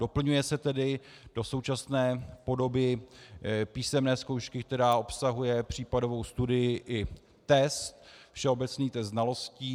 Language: Czech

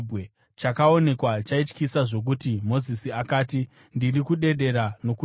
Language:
Shona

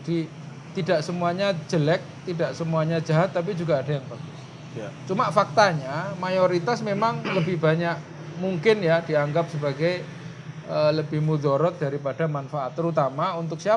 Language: Indonesian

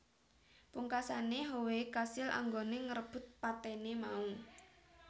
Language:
Javanese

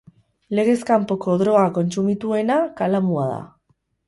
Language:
Basque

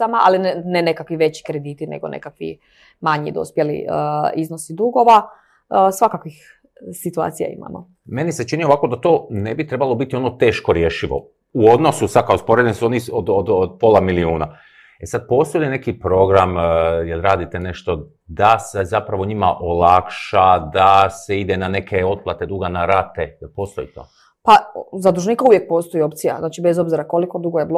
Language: Croatian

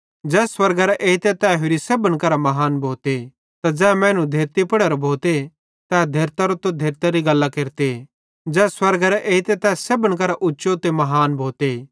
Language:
Bhadrawahi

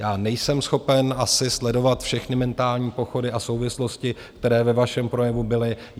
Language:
Czech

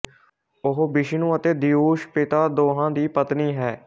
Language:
Punjabi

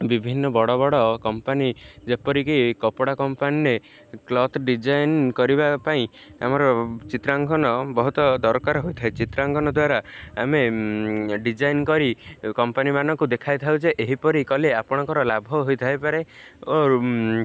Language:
Odia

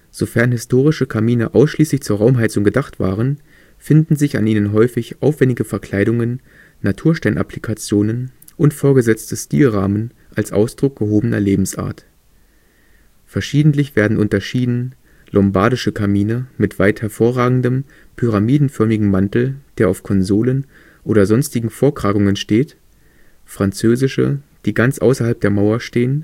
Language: German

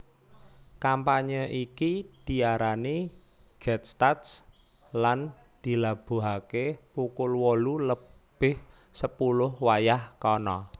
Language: Javanese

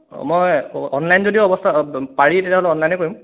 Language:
Assamese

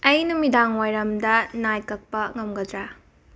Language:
Manipuri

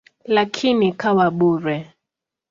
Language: Swahili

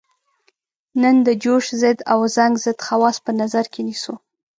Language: Pashto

